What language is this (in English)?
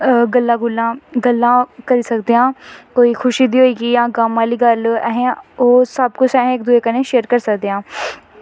Dogri